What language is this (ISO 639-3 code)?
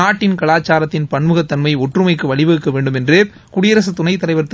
tam